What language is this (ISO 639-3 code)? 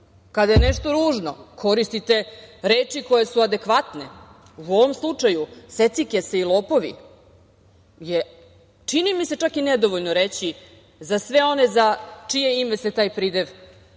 srp